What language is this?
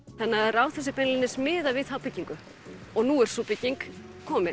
Icelandic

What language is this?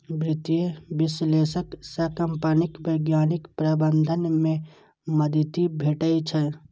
Maithili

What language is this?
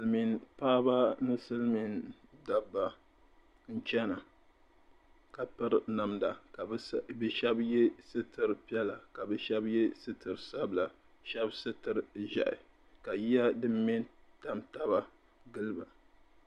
Dagbani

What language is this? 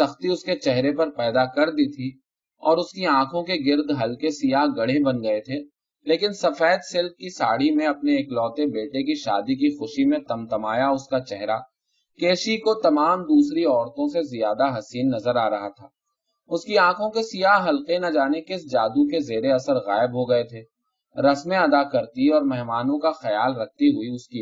Urdu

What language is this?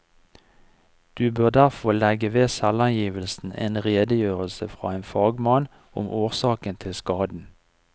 Norwegian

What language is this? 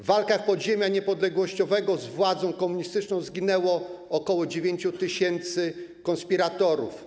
Polish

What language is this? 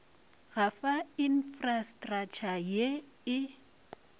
Northern Sotho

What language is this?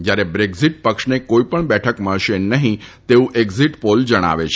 Gujarati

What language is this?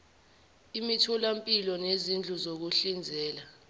Zulu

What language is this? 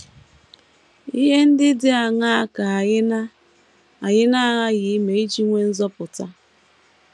Igbo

